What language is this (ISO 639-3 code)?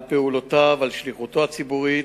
heb